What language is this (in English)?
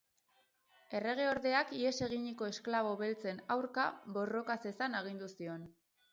Basque